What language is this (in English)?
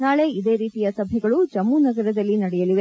Kannada